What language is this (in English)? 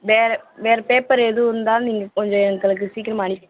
Tamil